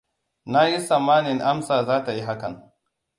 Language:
Hausa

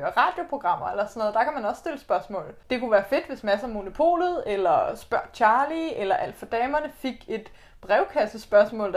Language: Danish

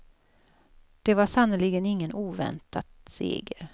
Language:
Swedish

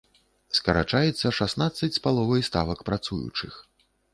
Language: Belarusian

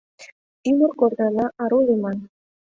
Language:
Mari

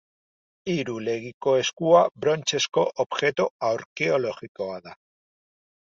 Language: Basque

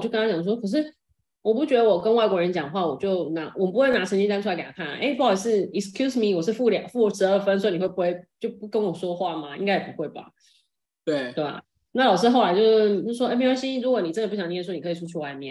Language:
Chinese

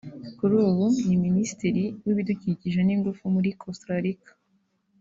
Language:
Kinyarwanda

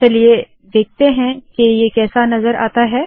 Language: Hindi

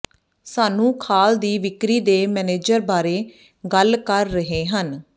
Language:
Punjabi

